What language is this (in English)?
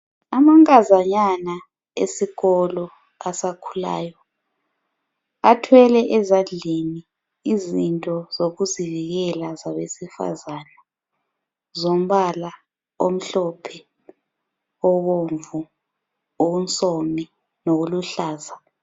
North Ndebele